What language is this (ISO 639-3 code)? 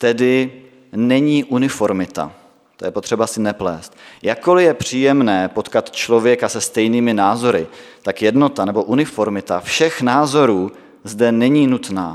ces